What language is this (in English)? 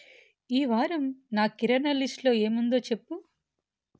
Telugu